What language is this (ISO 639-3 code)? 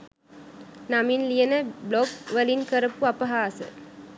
sin